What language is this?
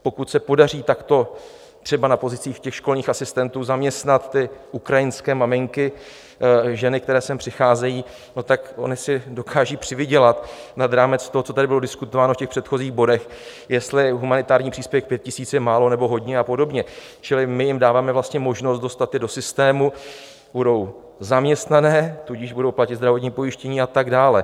Czech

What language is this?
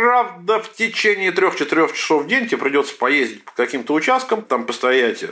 Russian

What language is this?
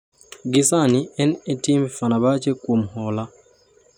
Luo (Kenya and Tanzania)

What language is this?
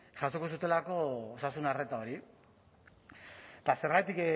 Basque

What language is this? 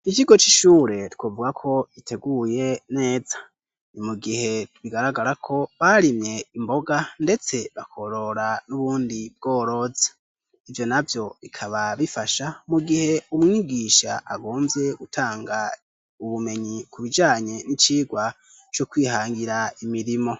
Rundi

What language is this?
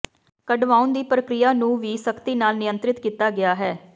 Punjabi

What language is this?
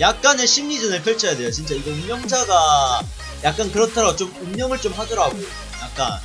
Korean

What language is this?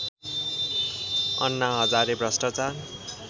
Nepali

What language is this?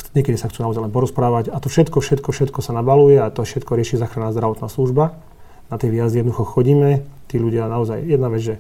Slovak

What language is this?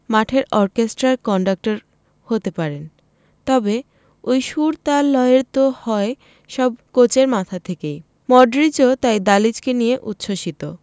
Bangla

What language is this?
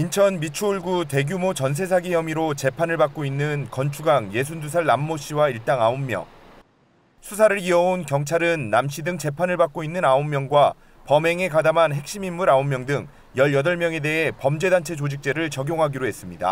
Korean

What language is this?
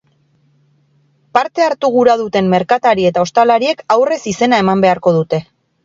Basque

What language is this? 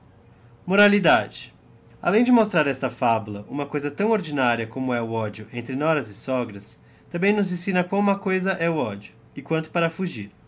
Portuguese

